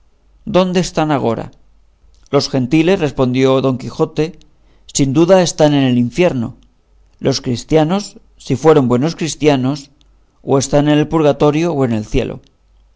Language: Spanish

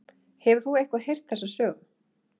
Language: Icelandic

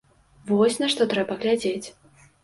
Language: Belarusian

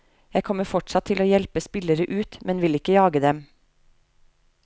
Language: Norwegian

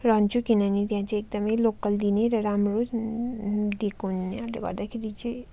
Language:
Nepali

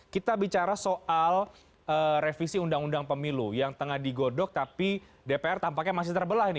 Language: Indonesian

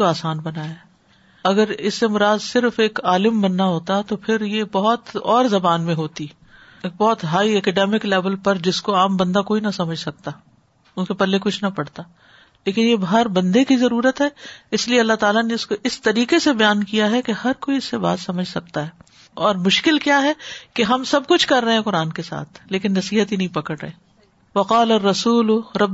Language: Urdu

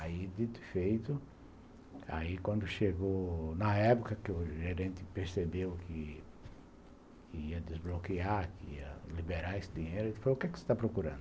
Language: Portuguese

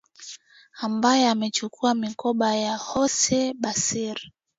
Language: Swahili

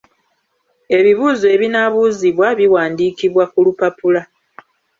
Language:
Ganda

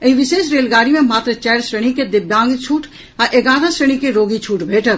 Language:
Maithili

